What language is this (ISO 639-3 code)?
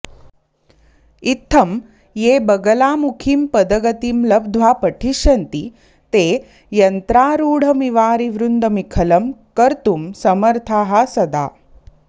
san